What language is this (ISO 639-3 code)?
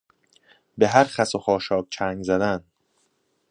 fas